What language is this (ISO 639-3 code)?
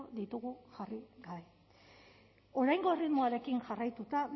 eus